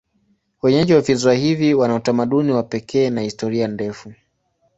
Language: Swahili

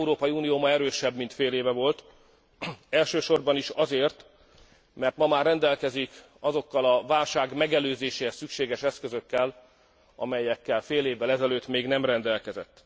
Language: Hungarian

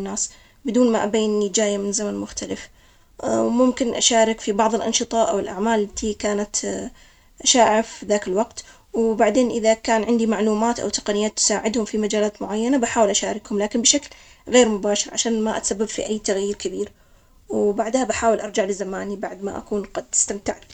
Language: Omani Arabic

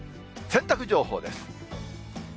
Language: Japanese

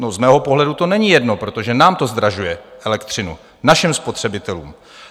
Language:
Czech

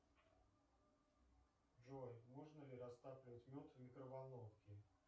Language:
Russian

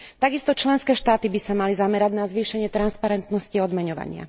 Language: Slovak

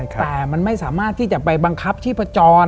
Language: Thai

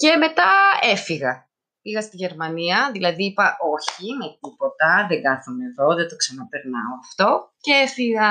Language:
Greek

